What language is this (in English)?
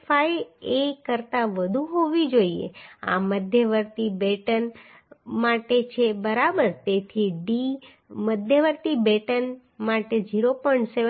Gujarati